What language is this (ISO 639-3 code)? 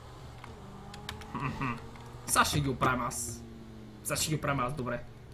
bul